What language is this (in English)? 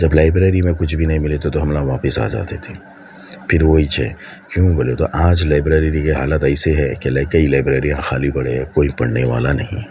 Urdu